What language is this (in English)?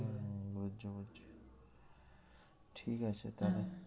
Bangla